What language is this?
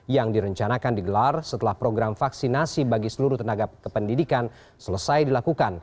Indonesian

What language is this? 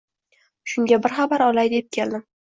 Uzbek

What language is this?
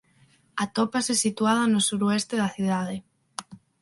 Galician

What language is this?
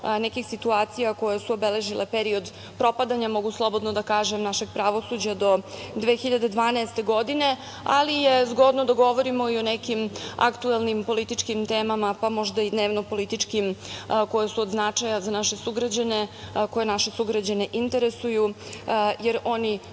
Serbian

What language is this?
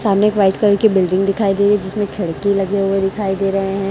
Hindi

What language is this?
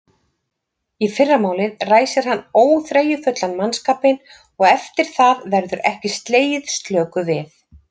Icelandic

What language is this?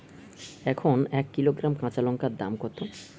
Bangla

